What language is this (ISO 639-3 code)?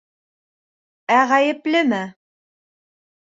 bak